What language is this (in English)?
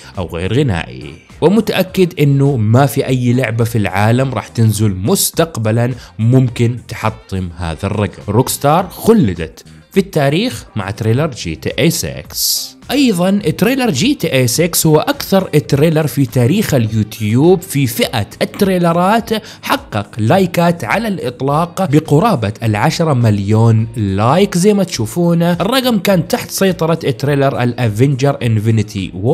Arabic